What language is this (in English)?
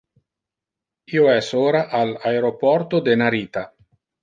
Interlingua